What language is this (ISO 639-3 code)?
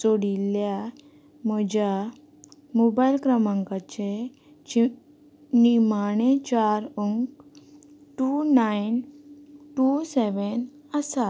kok